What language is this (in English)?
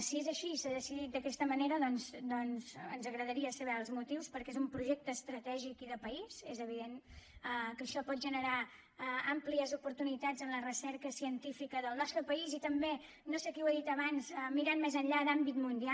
Catalan